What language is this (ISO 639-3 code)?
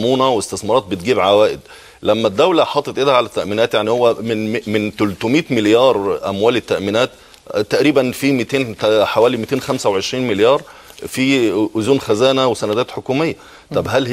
ara